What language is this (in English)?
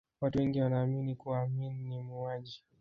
Swahili